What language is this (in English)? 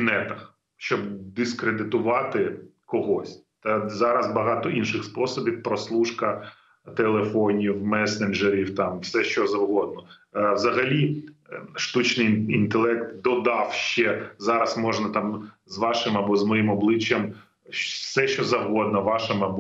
Ukrainian